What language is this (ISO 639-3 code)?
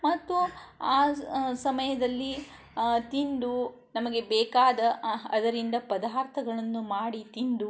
kan